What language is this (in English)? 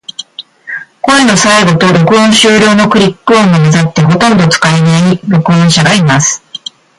Japanese